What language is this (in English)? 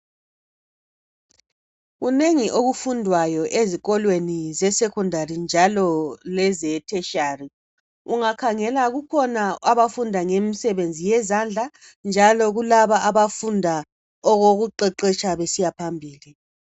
North Ndebele